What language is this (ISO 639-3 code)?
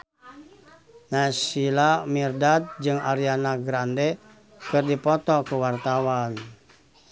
sun